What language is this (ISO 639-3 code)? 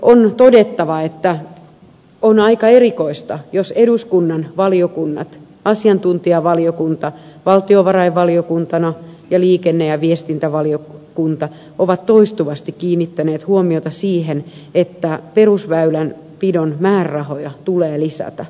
fin